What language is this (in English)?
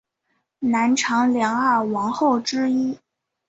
Chinese